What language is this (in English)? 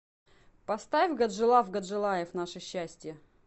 Russian